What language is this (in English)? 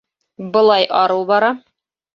Bashkir